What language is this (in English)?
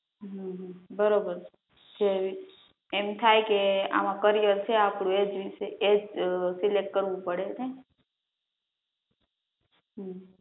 Gujarati